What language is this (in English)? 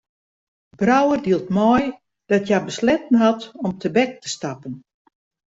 Western Frisian